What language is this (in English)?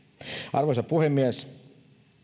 Finnish